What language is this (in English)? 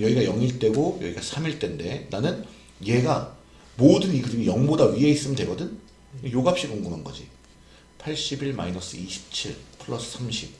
Korean